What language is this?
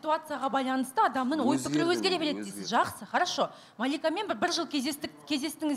Turkish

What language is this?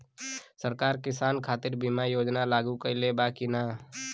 Bhojpuri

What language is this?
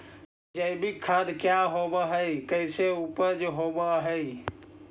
Magahi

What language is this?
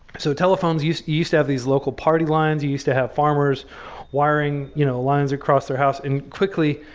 English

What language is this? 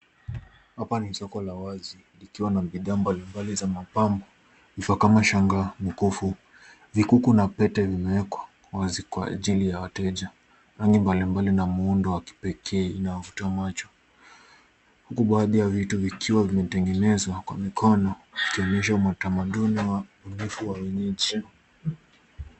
Swahili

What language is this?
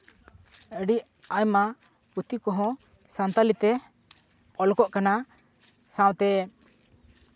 Santali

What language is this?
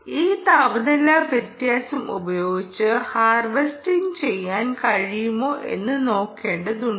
Malayalam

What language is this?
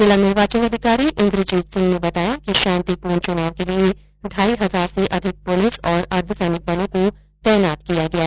Hindi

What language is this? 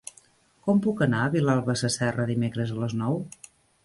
Catalan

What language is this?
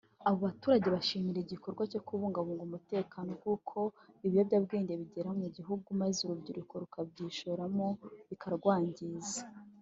Kinyarwanda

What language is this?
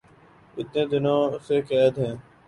Urdu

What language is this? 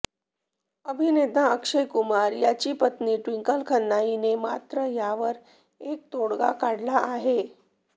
Marathi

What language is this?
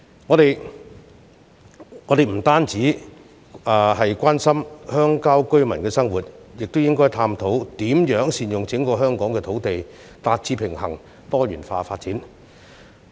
Cantonese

